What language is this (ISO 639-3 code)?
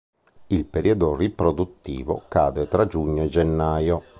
ita